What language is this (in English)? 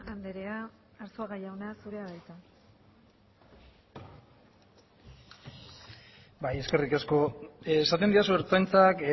Basque